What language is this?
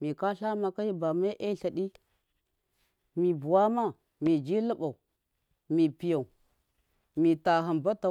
Miya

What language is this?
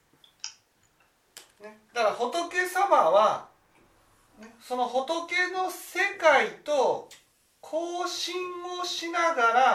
Japanese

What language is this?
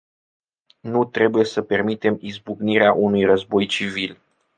Romanian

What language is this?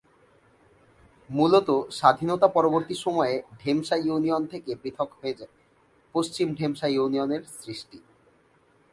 Bangla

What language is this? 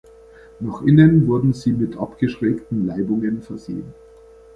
German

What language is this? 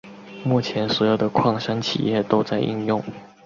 Chinese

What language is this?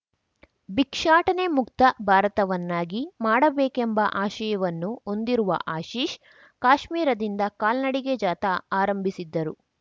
Kannada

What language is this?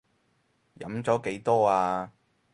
Cantonese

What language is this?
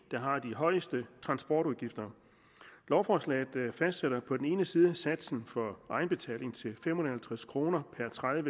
Danish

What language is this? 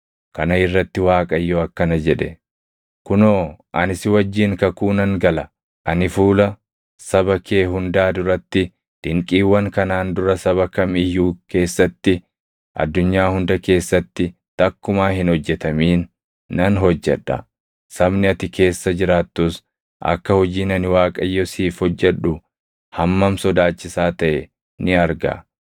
Oromo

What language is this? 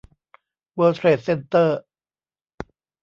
Thai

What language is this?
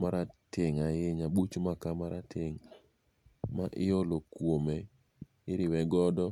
Luo (Kenya and Tanzania)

